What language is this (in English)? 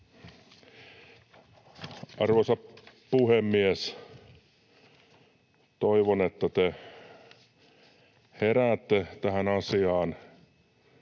Finnish